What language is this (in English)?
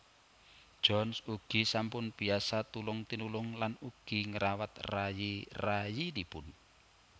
Javanese